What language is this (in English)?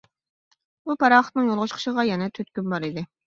Uyghur